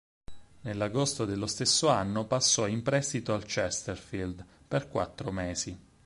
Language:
Italian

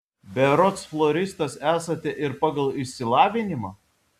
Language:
Lithuanian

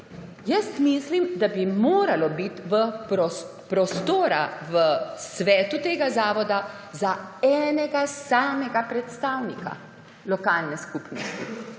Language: Slovenian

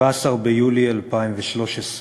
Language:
Hebrew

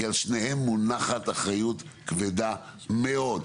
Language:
Hebrew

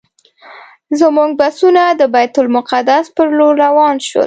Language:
Pashto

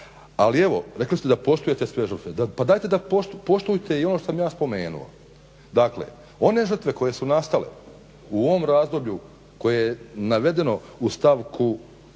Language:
Croatian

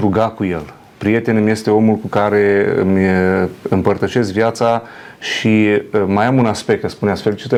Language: Romanian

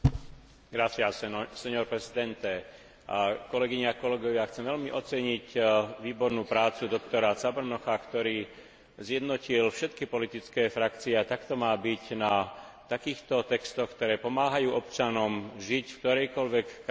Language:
Slovak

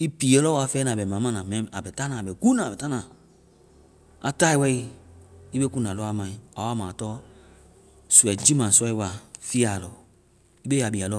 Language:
Vai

